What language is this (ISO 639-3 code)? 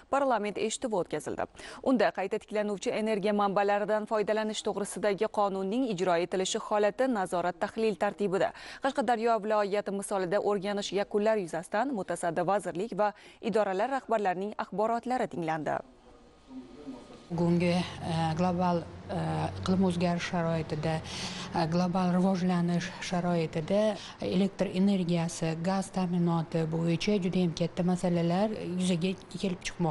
tur